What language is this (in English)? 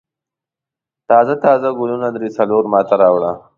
Pashto